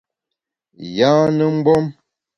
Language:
Bamun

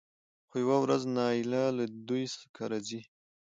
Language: Pashto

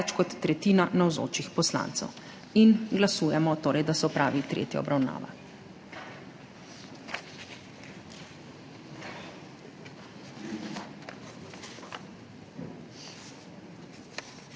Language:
Slovenian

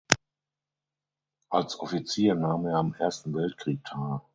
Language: German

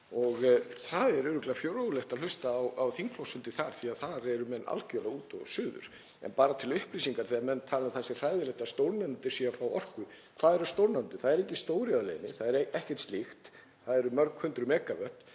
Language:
Icelandic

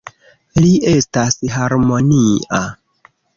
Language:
Esperanto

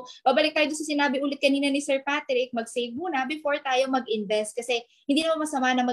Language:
Filipino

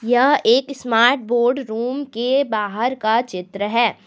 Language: Hindi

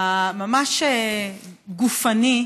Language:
Hebrew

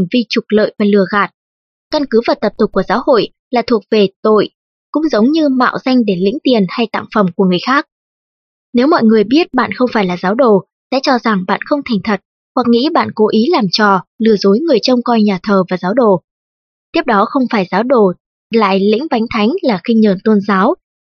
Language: Vietnamese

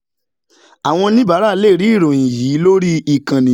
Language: Yoruba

